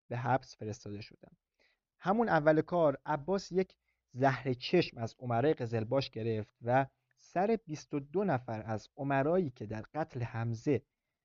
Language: Persian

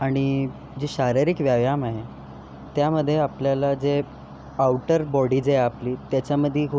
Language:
Marathi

